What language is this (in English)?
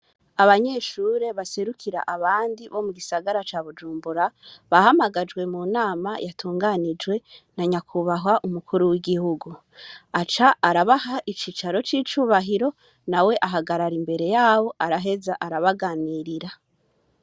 Rundi